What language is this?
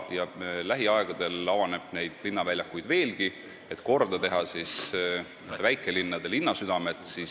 Estonian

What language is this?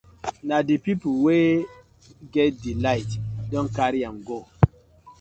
Nigerian Pidgin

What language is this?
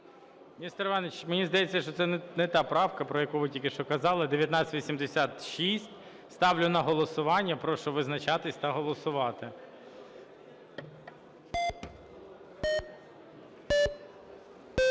Ukrainian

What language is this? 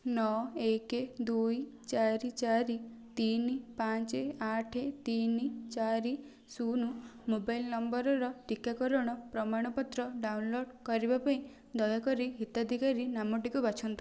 Odia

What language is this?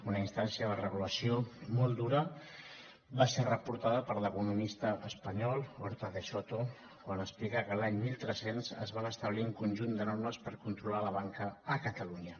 Catalan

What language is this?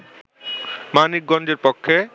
Bangla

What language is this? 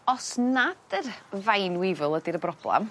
Welsh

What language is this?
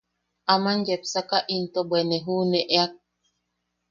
Yaqui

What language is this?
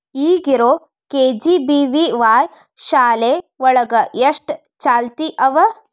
Kannada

